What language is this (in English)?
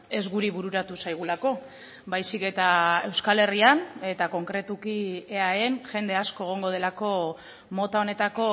Basque